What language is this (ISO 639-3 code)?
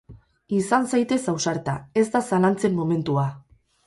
eus